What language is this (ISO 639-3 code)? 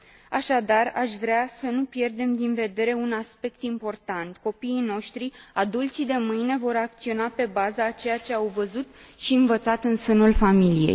ron